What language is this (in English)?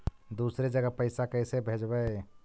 Magahi